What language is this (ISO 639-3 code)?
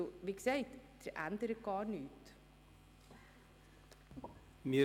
gsw